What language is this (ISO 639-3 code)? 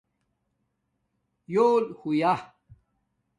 dmk